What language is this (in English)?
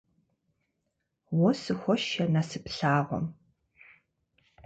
Kabardian